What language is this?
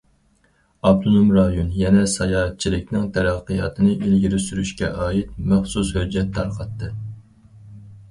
Uyghur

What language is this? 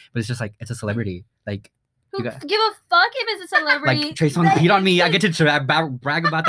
English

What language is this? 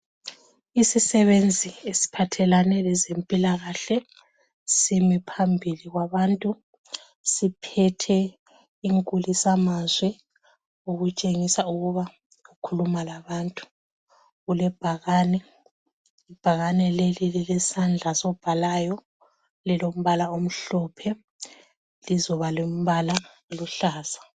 North Ndebele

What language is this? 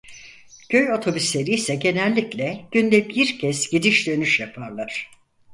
Turkish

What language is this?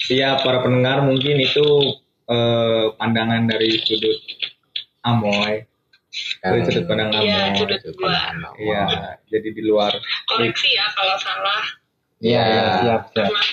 Indonesian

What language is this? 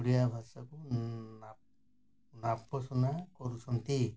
Odia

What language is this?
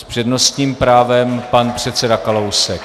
Czech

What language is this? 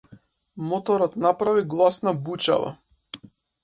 Macedonian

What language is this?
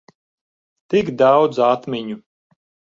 Latvian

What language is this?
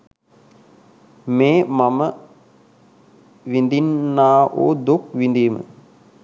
Sinhala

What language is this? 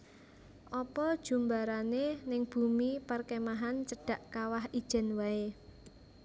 Javanese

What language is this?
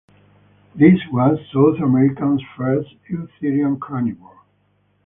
English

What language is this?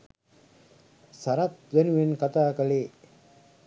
Sinhala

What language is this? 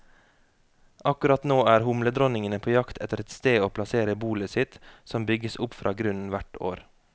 Norwegian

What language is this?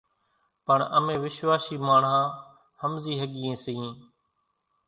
Kachi Koli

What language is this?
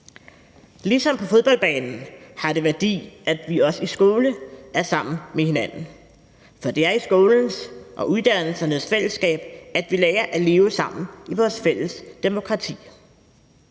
Danish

